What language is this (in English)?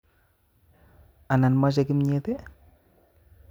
Kalenjin